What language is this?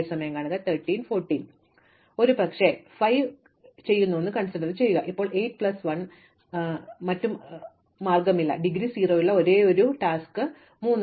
Malayalam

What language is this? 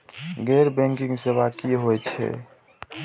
Maithili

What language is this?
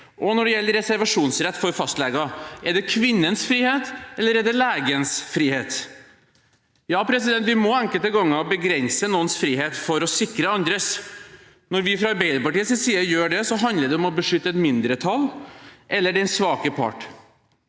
Norwegian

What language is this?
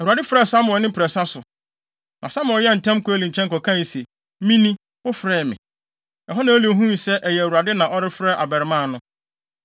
Akan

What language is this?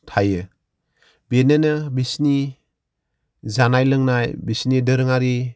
Bodo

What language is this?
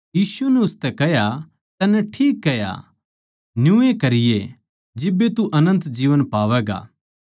Haryanvi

